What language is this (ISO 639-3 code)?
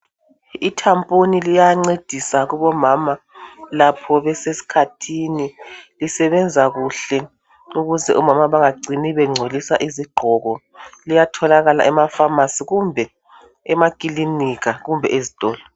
nde